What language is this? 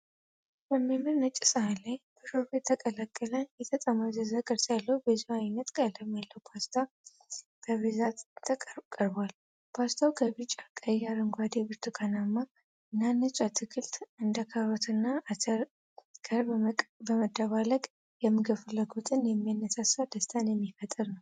Amharic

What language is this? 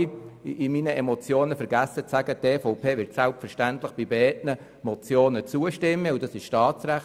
Swiss German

